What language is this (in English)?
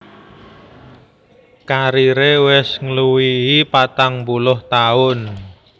Javanese